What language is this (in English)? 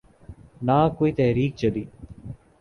Urdu